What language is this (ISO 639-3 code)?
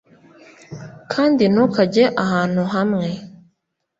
kin